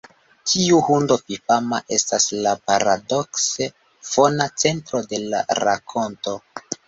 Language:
Esperanto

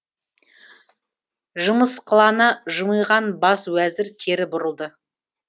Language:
Kazakh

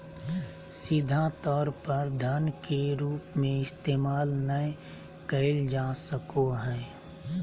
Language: Magahi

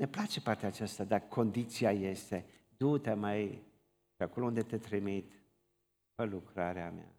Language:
Romanian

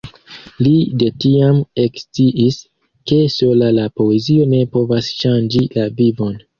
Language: Esperanto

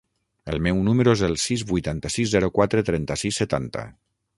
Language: Catalan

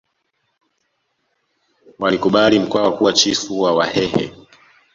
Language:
Swahili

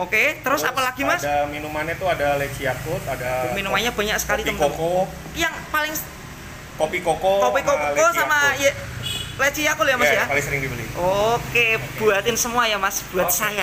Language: Indonesian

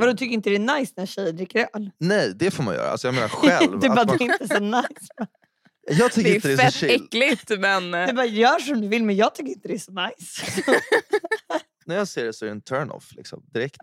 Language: Swedish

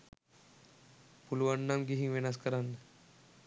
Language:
Sinhala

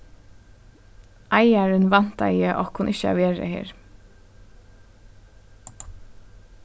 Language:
Faroese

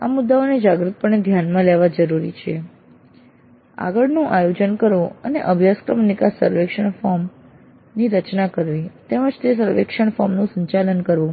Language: Gujarati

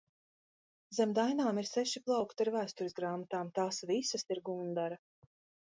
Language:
Latvian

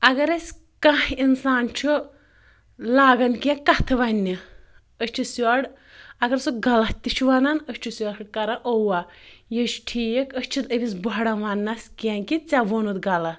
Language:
Kashmiri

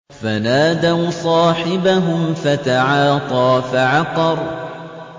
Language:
Arabic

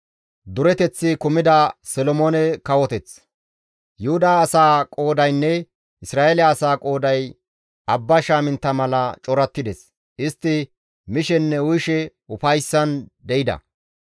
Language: Gamo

